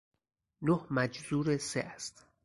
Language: Persian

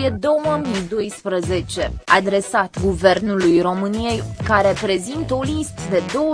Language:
Romanian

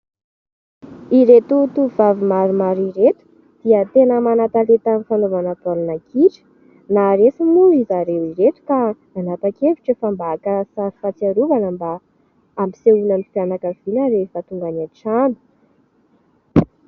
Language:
Malagasy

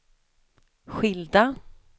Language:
Swedish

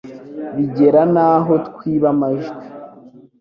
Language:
Kinyarwanda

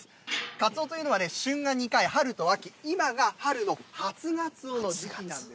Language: Japanese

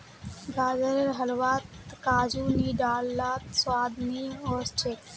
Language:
Magahi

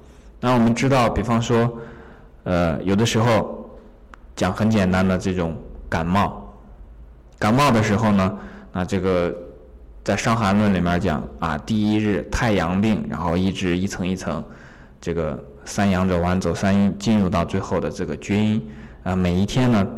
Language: Chinese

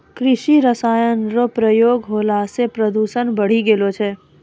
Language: Maithili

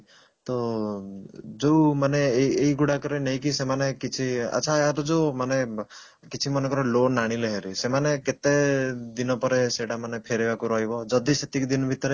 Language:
Odia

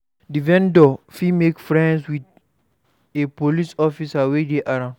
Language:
Nigerian Pidgin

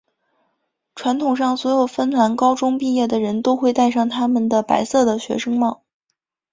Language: Chinese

